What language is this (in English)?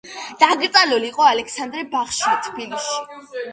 Georgian